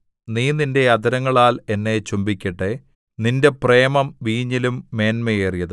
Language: Malayalam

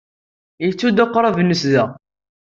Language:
Kabyle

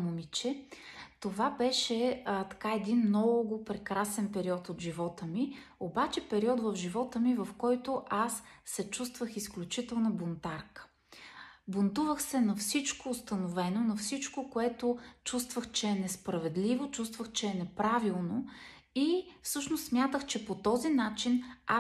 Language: Bulgarian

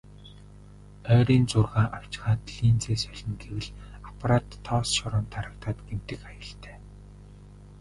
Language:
Mongolian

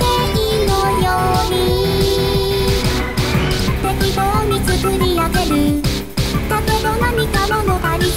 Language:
Japanese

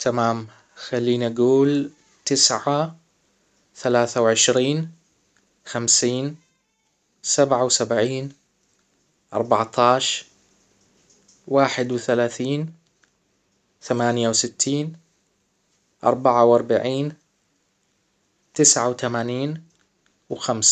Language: Hijazi Arabic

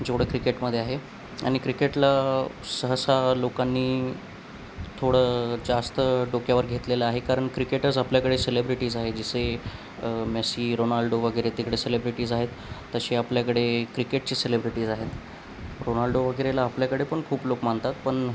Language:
Marathi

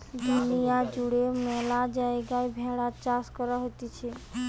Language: Bangla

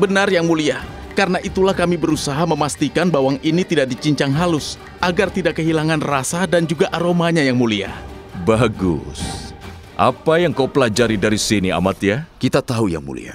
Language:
Indonesian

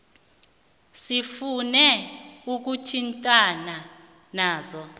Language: South Ndebele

